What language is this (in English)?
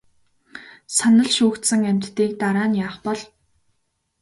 Mongolian